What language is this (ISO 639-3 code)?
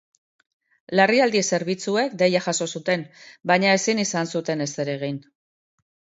eus